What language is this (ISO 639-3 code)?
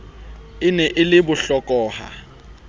sot